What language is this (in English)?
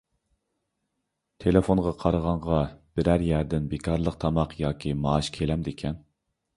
Uyghur